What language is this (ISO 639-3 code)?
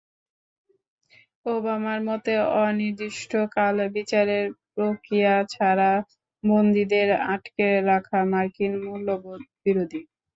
ben